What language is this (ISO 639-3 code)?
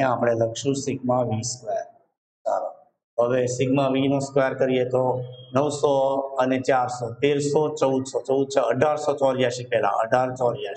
hin